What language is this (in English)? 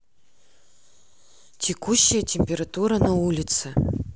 Russian